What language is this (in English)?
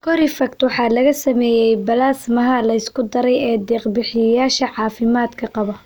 Somali